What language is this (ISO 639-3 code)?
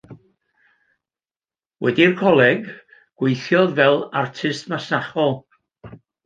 cym